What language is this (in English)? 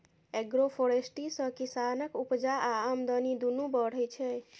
Maithili